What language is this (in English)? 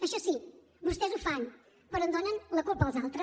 Catalan